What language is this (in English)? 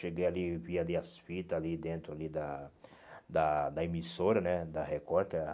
Portuguese